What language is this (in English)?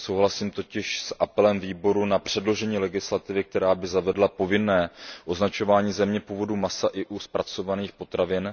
Czech